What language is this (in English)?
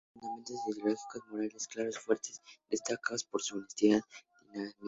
Spanish